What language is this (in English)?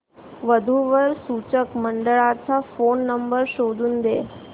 Marathi